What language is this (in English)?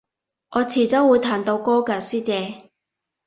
Cantonese